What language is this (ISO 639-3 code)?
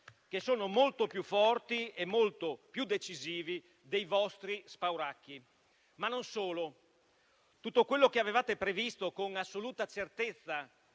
ita